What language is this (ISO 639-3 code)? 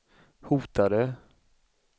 swe